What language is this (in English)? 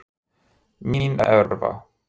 Icelandic